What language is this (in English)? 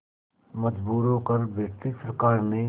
Hindi